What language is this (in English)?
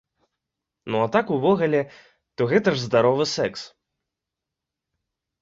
Belarusian